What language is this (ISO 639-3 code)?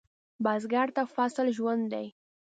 pus